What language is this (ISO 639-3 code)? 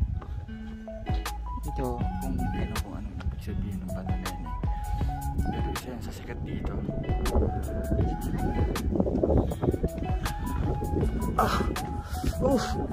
ind